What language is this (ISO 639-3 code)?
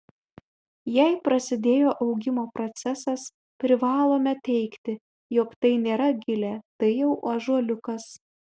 lit